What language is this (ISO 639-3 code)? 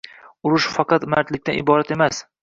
uzb